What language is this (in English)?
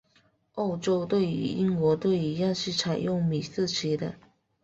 Chinese